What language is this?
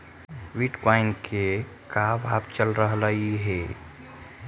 Magahi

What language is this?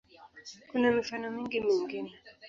Swahili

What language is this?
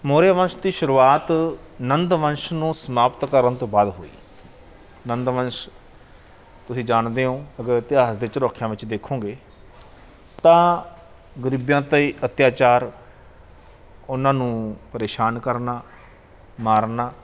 Punjabi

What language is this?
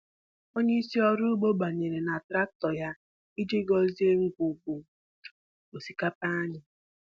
Igbo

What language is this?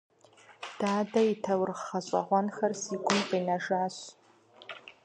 Kabardian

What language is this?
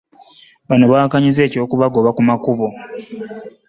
Ganda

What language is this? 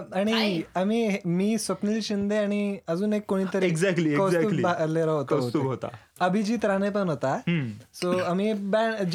Marathi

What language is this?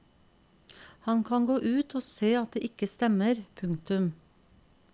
Norwegian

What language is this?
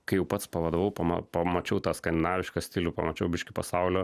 Lithuanian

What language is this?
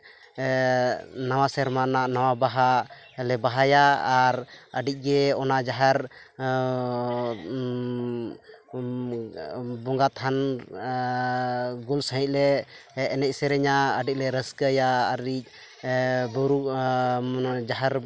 Santali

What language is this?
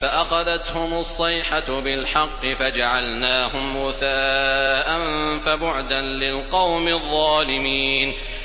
Arabic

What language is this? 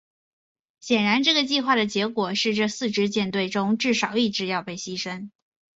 Chinese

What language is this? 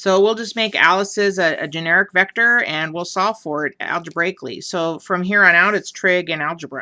English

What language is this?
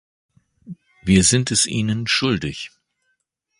German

